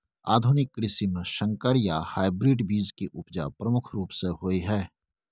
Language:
Maithili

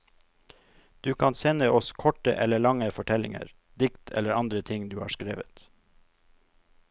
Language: Norwegian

